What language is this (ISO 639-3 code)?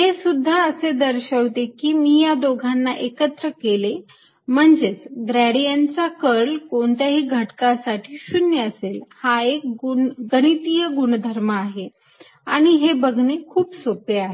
mar